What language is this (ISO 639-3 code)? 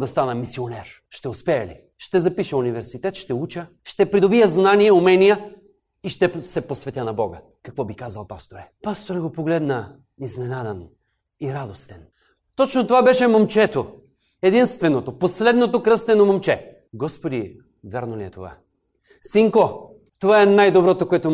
bul